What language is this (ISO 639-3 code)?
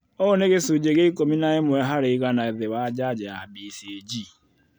kik